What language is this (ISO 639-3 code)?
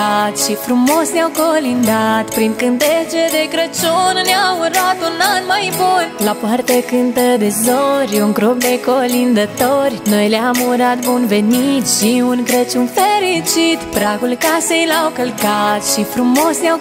ron